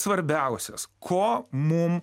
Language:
Lithuanian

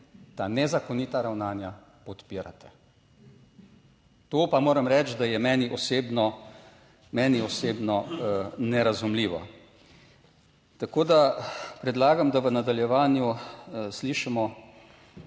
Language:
Slovenian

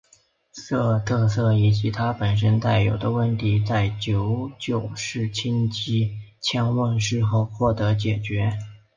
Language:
Chinese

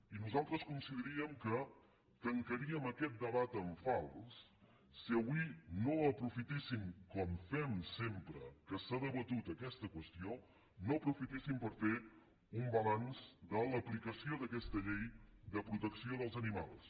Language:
Catalan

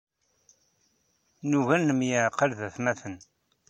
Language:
Kabyle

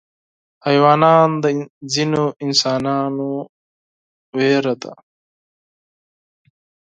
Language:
Pashto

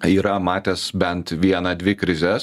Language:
Lithuanian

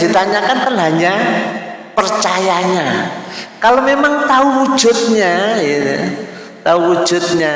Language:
Indonesian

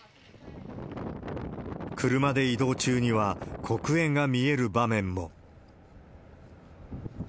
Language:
Japanese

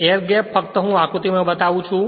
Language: Gujarati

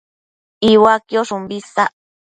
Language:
Matsés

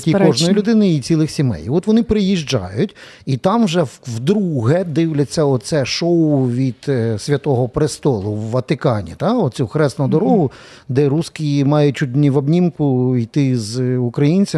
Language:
Ukrainian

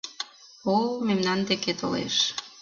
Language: Mari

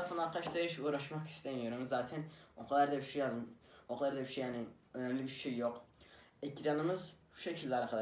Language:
Turkish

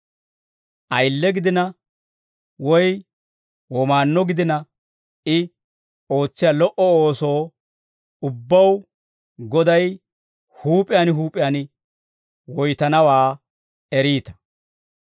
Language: Dawro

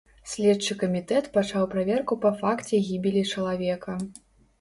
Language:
Belarusian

